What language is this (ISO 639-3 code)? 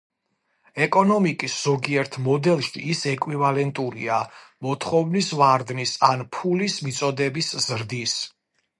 kat